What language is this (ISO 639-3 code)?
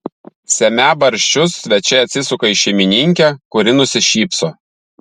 lit